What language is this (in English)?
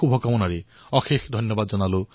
Assamese